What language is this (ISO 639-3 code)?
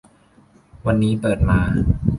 tha